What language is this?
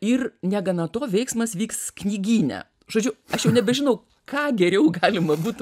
Lithuanian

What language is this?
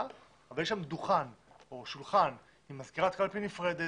Hebrew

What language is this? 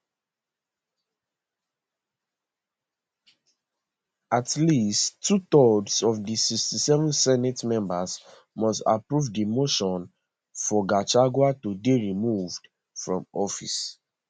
Nigerian Pidgin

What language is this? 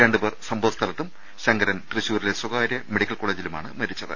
Malayalam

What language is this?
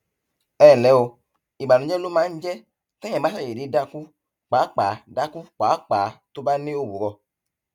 Yoruba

